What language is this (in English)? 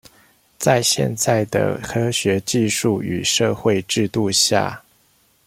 Chinese